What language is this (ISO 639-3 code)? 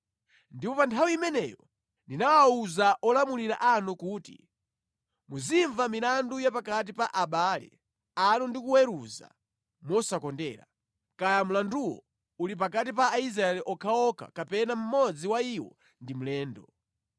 nya